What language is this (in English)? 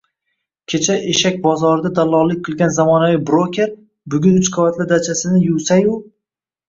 Uzbek